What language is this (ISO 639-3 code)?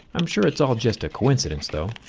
eng